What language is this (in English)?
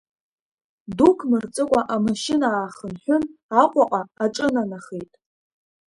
Abkhazian